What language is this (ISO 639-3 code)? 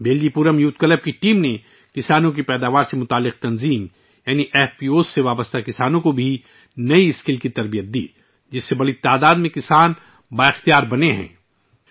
urd